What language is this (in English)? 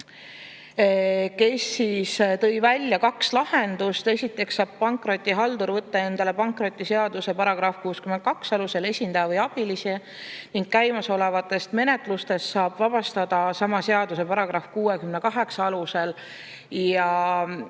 Estonian